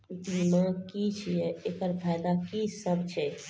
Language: Maithili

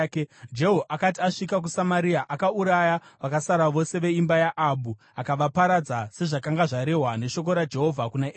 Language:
Shona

